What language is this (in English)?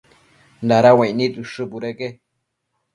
Matsés